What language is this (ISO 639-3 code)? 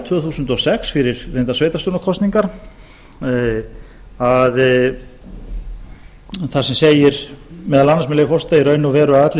isl